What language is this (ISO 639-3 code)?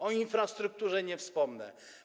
pol